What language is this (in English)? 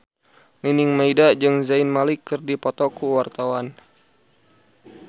Sundanese